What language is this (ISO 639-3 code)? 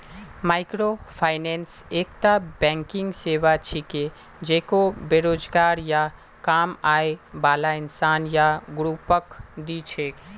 mag